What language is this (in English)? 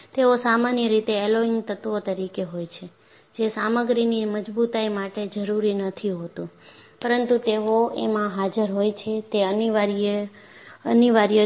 Gujarati